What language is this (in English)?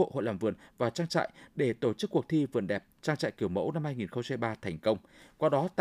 Vietnamese